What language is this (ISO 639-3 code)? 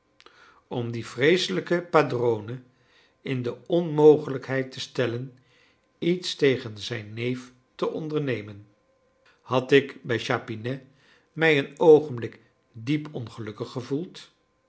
nld